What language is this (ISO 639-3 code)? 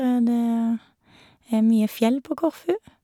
nor